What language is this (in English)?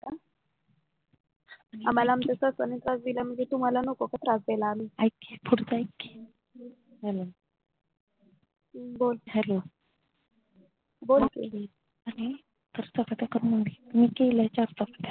Marathi